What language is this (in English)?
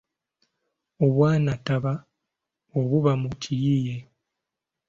Ganda